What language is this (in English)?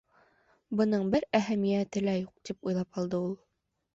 Bashkir